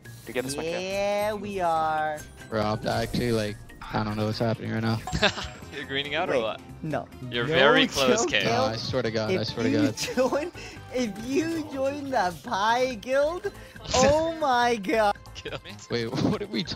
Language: English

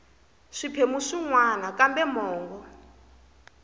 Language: Tsonga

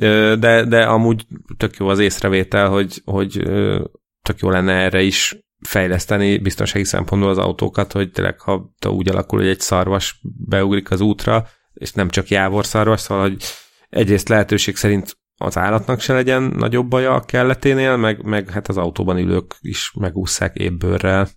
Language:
Hungarian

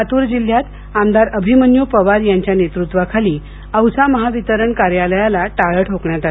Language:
Marathi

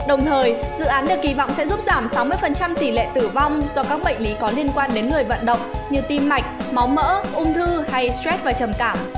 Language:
Vietnamese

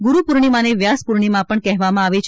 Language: Gujarati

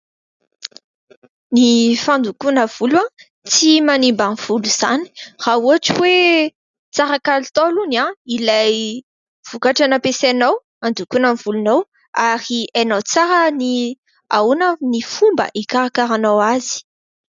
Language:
Malagasy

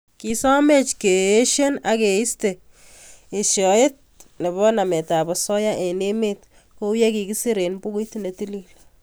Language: Kalenjin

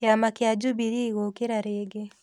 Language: Kikuyu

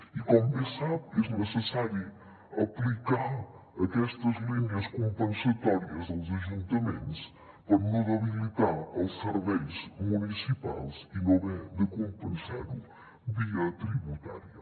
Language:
Catalan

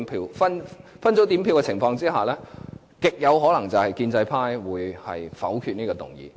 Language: Cantonese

